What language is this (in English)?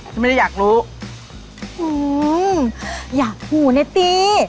Thai